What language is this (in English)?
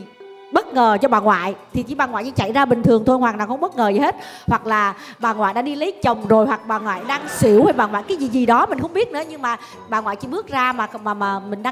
Vietnamese